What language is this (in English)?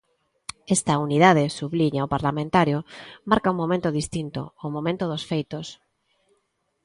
Galician